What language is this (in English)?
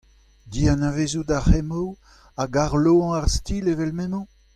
Breton